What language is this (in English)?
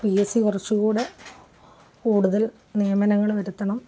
Malayalam